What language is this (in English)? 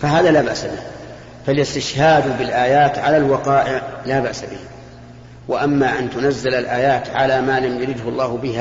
Arabic